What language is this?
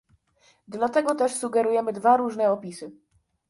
Polish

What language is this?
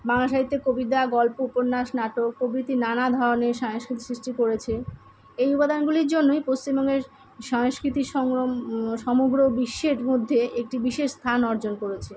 Bangla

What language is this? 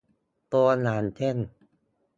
Thai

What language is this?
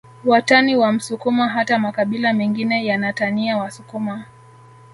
Swahili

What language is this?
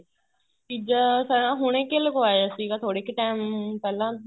Punjabi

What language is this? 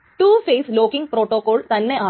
Malayalam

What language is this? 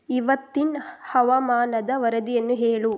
Kannada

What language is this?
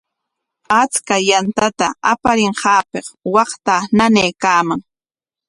Corongo Ancash Quechua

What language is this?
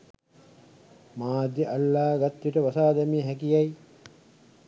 Sinhala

